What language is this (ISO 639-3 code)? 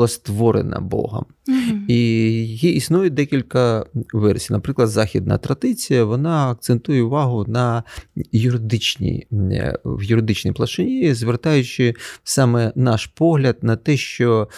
ukr